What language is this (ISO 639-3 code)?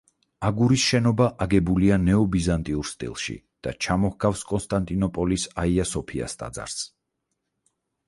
kat